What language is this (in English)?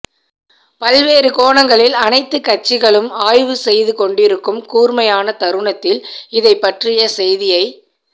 Tamil